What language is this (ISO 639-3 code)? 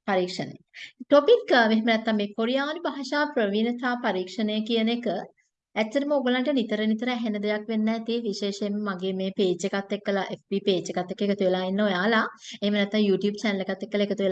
tur